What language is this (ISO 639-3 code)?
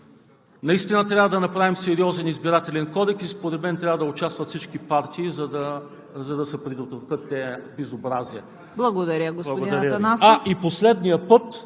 bul